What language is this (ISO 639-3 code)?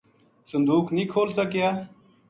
gju